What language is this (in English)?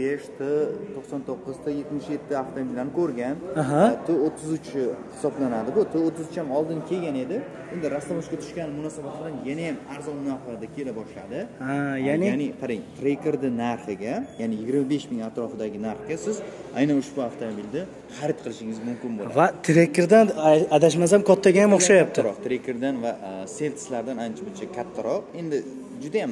Turkish